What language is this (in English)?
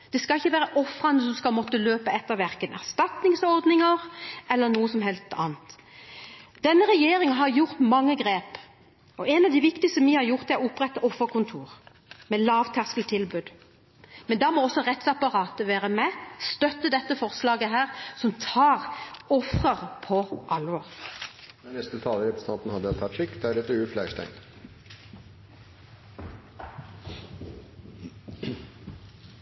Norwegian